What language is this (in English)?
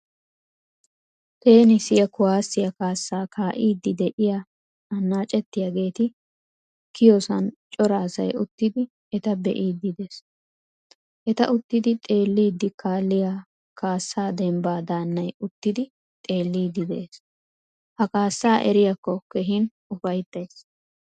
Wolaytta